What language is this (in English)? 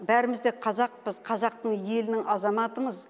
Kazakh